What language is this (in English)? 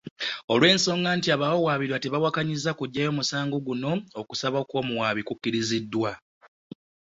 Ganda